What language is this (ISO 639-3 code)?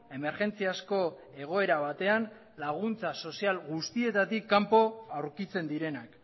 eus